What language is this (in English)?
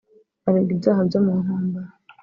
Kinyarwanda